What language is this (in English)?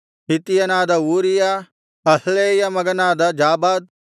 Kannada